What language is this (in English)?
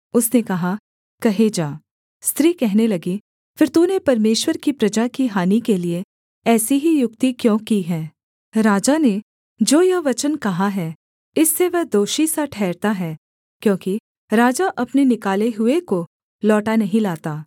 Hindi